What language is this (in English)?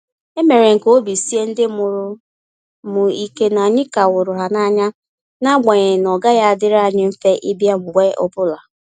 Igbo